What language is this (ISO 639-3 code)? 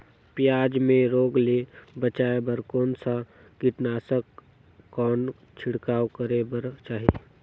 hne